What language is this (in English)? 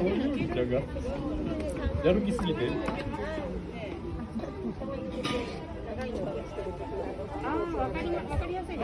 Japanese